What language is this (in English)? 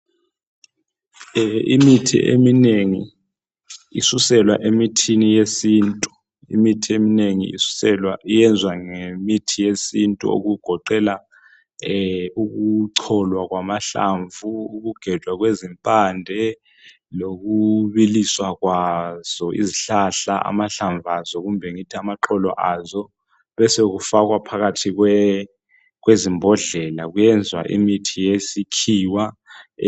North Ndebele